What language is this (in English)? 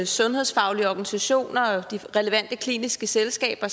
Danish